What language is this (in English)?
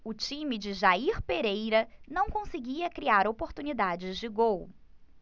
Portuguese